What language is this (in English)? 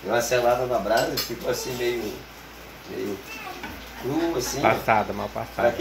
Portuguese